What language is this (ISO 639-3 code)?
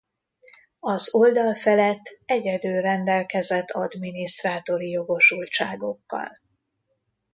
hun